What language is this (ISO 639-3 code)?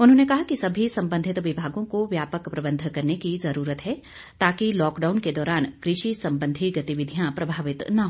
hin